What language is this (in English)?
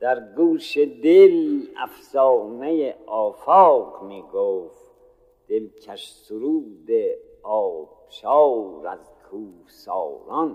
Persian